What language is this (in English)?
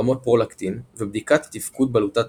Hebrew